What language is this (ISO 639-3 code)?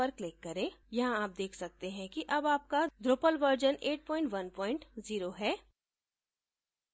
hin